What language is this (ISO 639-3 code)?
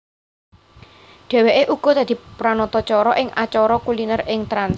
jav